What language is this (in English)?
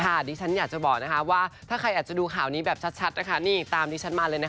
Thai